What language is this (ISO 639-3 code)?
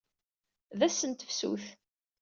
kab